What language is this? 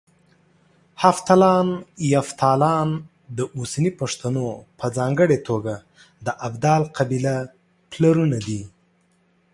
Pashto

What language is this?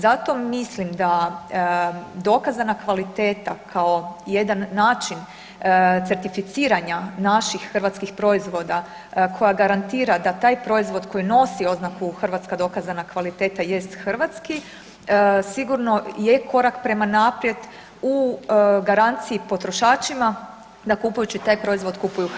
Croatian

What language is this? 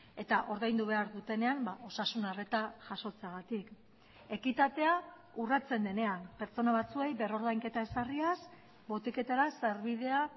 Basque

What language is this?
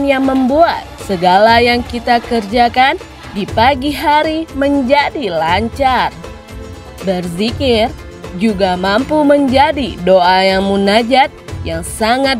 Indonesian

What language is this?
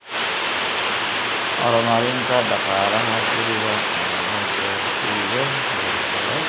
Somali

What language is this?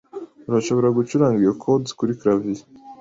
Kinyarwanda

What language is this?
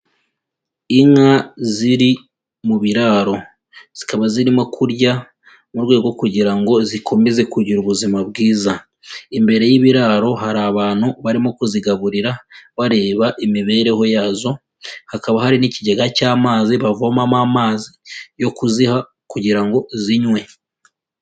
Kinyarwanda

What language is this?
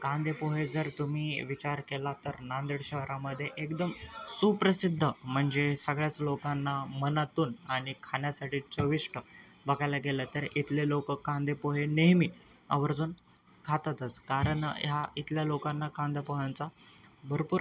Marathi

